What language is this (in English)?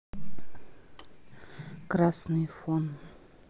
Russian